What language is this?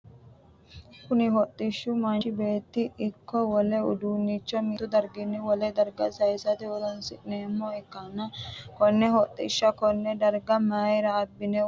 Sidamo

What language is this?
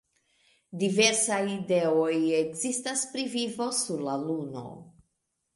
Esperanto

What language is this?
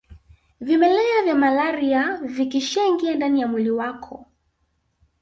Swahili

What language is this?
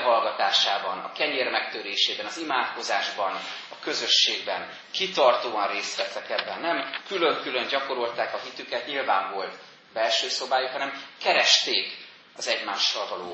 Hungarian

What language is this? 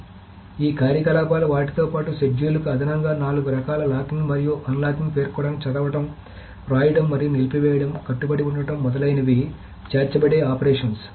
Telugu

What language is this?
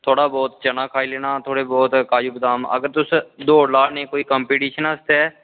Dogri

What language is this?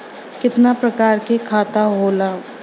Bhojpuri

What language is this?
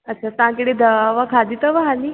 Sindhi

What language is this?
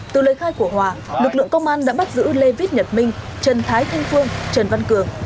Vietnamese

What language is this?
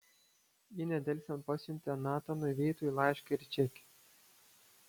Lithuanian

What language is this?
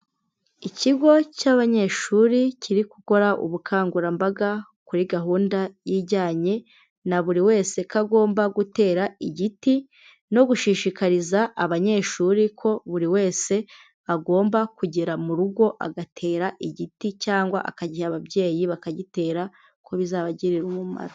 Kinyarwanda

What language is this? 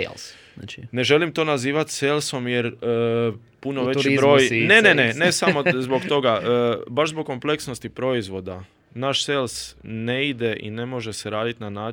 Croatian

